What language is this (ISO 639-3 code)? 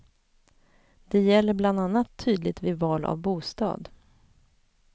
swe